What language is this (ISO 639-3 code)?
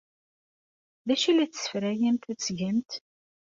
kab